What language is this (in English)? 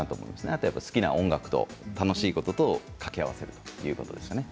Japanese